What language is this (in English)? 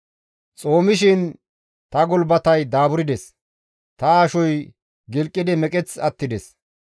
Gamo